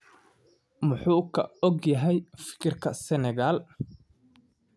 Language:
Somali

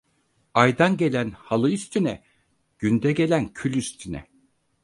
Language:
Turkish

